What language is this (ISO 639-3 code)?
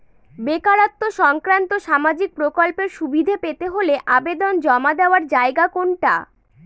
ben